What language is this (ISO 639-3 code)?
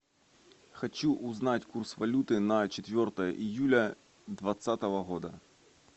rus